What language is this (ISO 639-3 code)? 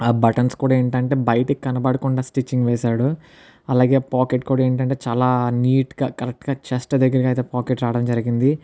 tel